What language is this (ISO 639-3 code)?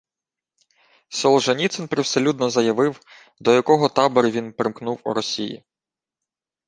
ukr